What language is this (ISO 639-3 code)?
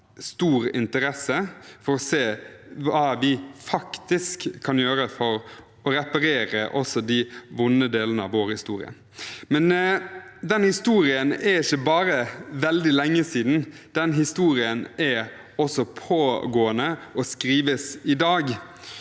nor